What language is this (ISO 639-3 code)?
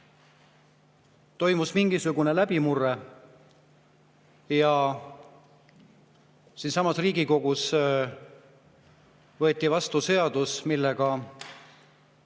est